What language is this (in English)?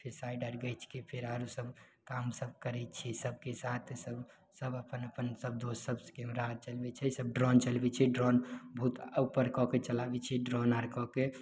Maithili